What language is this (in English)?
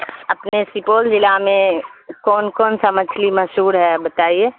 Urdu